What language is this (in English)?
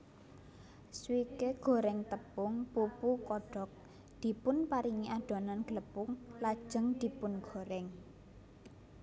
Javanese